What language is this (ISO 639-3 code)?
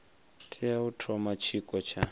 ven